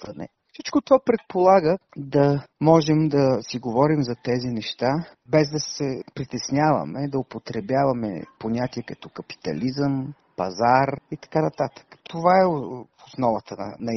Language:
Bulgarian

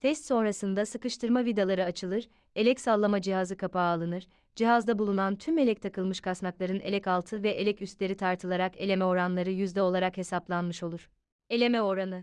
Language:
Turkish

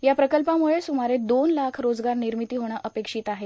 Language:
Marathi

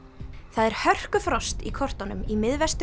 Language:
Icelandic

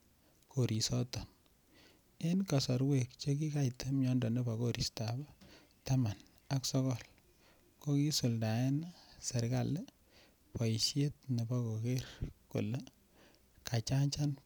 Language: Kalenjin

